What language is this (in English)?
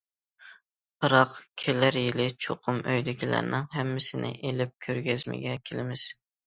Uyghur